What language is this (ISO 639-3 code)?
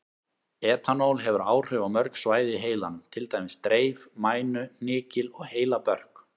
isl